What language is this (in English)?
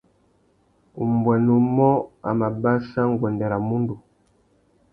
Tuki